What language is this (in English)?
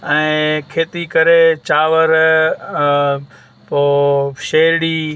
Sindhi